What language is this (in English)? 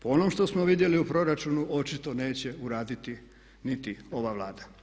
Croatian